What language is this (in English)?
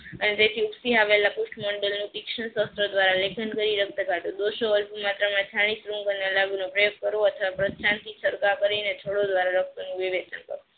Gujarati